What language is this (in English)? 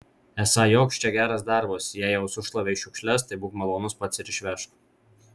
Lithuanian